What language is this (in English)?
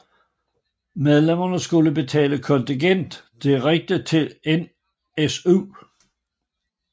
Danish